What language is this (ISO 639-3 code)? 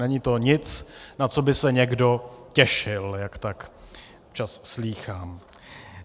ces